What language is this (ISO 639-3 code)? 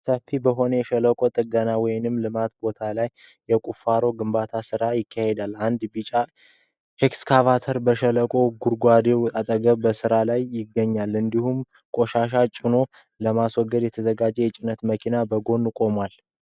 amh